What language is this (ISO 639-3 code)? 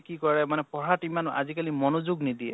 asm